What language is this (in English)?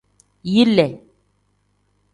Tem